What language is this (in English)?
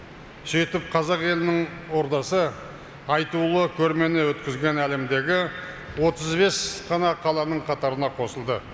Kazakh